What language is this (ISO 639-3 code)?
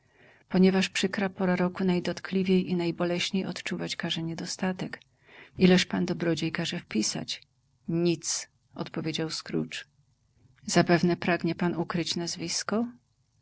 pol